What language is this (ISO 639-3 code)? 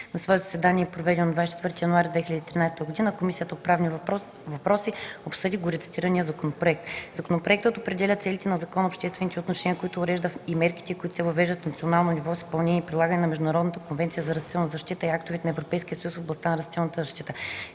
bul